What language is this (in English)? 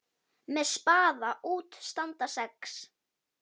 Icelandic